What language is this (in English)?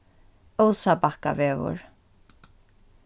Faroese